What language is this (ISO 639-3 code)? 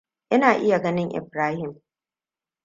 hau